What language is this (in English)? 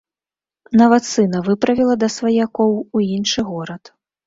Belarusian